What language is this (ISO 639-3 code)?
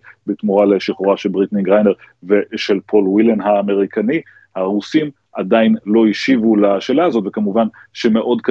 heb